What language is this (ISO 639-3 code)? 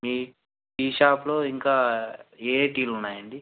tel